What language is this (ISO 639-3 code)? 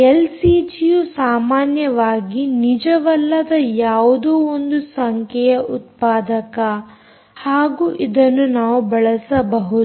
kan